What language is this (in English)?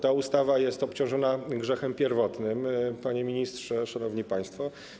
Polish